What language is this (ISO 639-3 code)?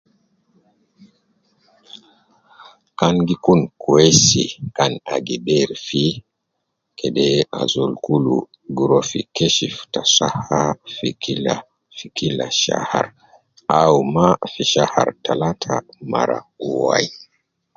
kcn